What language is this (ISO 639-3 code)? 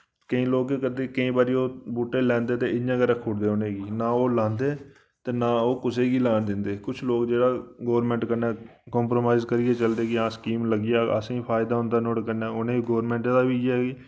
doi